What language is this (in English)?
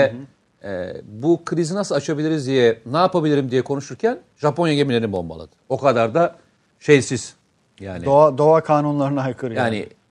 Turkish